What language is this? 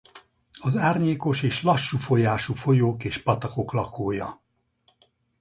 Hungarian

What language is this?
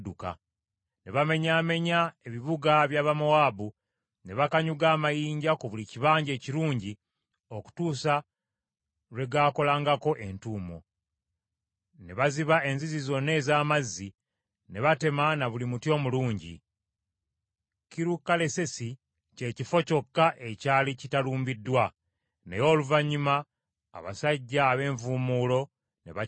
Ganda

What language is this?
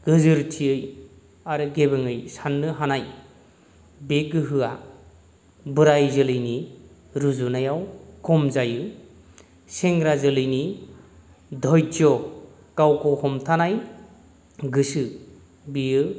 Bodo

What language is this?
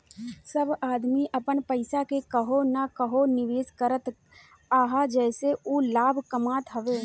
Bhojpuri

